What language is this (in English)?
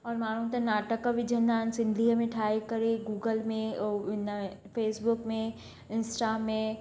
Sindhi